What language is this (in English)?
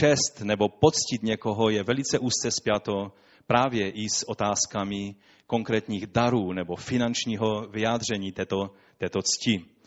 Czech